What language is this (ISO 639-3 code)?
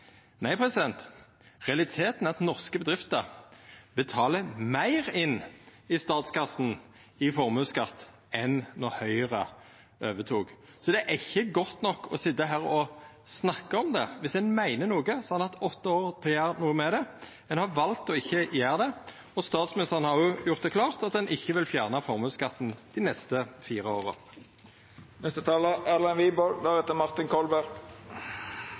nno